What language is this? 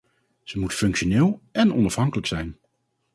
Dutch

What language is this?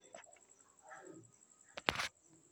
Somali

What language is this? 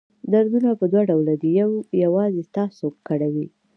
Pashto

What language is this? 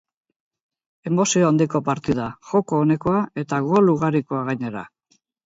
Basque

